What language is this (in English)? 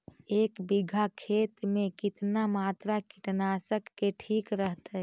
Magahi